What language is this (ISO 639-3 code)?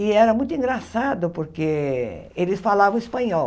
por